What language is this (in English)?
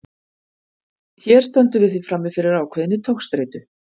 Icelandic